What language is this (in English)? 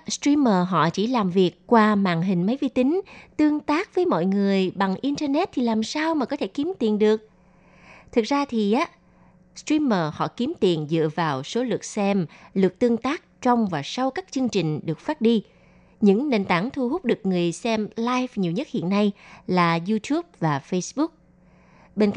Vietnamese